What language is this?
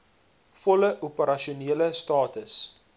Afrikaans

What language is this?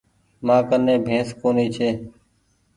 Goaria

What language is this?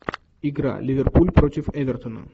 Russian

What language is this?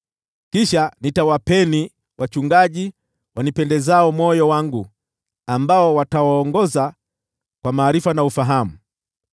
Swahili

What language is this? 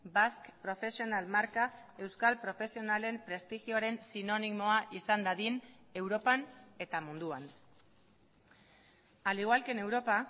Basque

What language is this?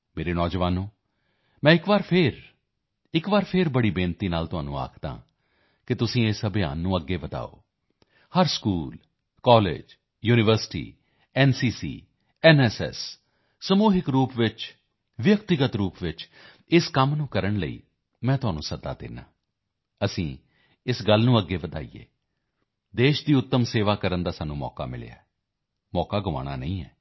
Punjabi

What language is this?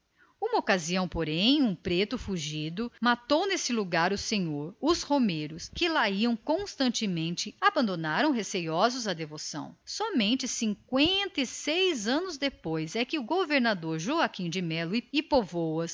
Portuguese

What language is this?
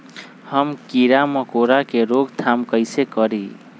Magahi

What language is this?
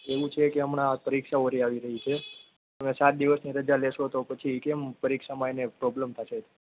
Gujarati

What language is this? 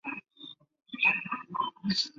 Chinese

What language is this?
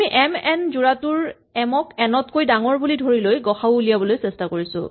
Assamese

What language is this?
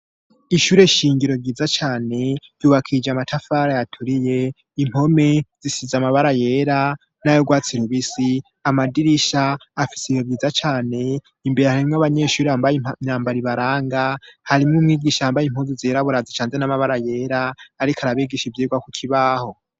Rundi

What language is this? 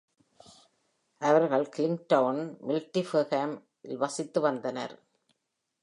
Tamil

